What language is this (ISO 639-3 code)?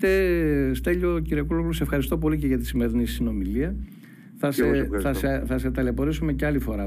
ell